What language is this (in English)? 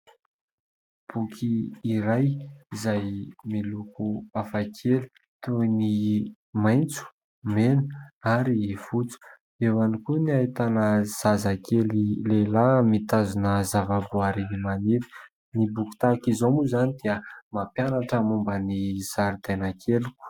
Malagasy